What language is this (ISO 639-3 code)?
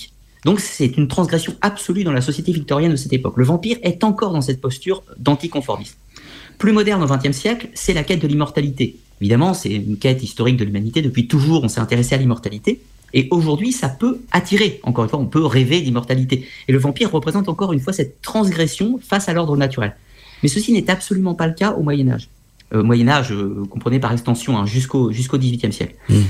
fra